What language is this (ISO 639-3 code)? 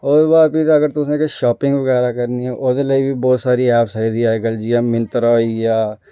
doi